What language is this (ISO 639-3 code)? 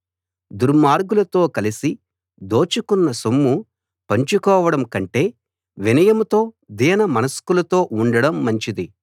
tel